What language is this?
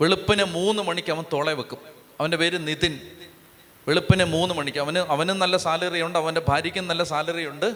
Malayalam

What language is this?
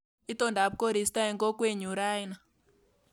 Kalenjin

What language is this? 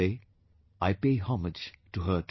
English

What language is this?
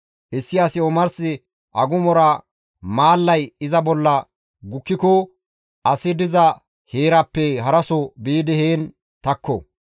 Gamo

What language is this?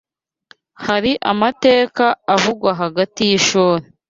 Kinyarwanda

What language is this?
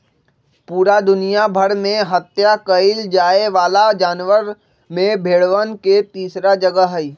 Magahi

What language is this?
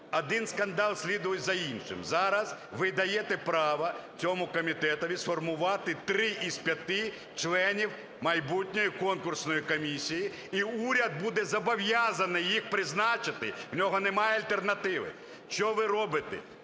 Ukrainian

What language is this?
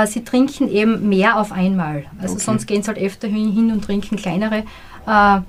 German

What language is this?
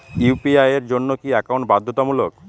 Bangla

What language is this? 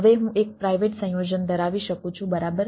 Gujarati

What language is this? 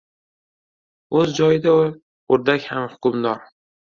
Uzbek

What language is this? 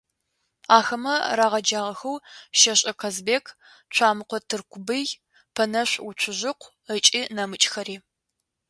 Adyghe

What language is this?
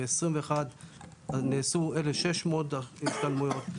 Hebrew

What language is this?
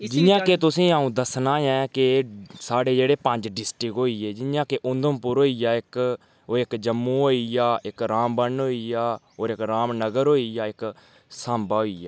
Dogri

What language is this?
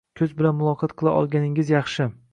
Uzbek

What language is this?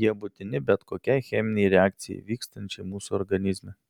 Lithuanian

